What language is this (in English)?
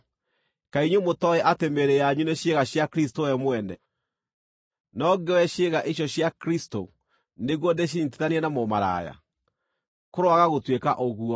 Kikuyu